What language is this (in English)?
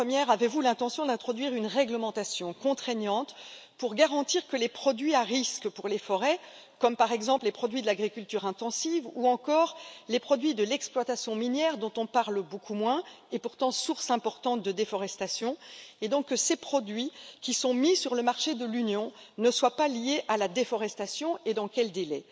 French